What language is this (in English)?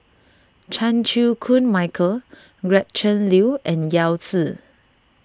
English